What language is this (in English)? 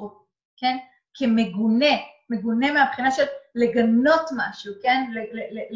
Hebrew